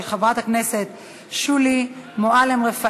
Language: Hebrew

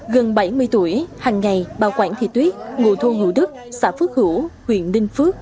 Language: Vietnamese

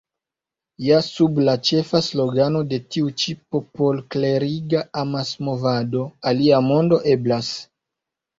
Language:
Esperanto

